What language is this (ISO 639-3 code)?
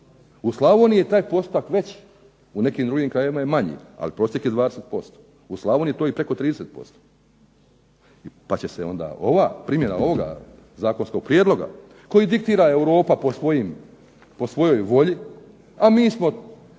hrv